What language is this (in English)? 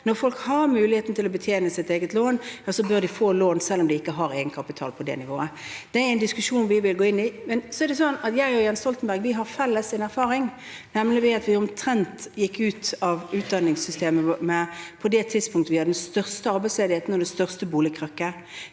Norwegian